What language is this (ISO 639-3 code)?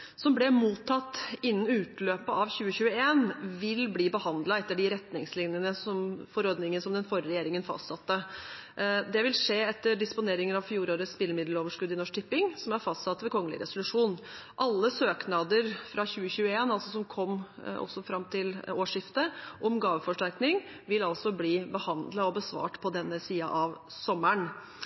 nob